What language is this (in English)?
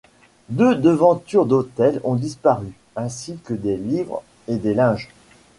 French